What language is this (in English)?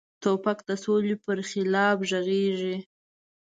Pashto